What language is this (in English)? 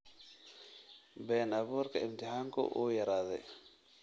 Somali